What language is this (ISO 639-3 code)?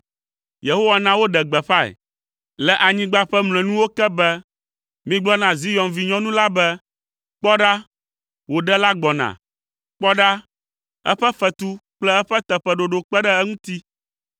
ewe